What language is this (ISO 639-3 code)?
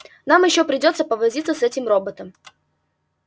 rus